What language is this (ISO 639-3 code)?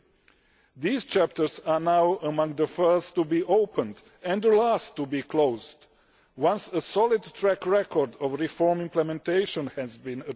eng